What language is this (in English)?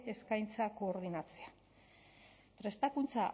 Basque